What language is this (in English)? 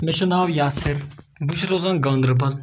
Kashmiri